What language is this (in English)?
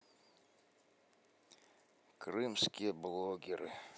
Russian